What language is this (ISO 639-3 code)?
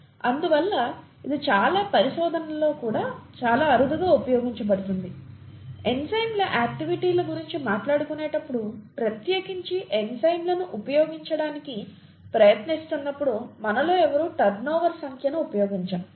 tel